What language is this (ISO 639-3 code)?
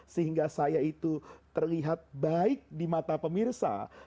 ind